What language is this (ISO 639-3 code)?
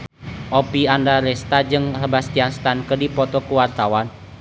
sun